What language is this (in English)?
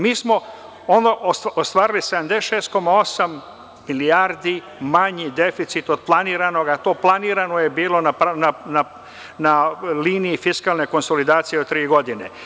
Serbian